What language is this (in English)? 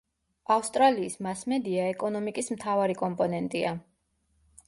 Georgian